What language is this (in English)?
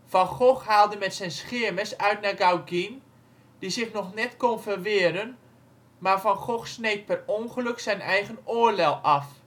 Dutch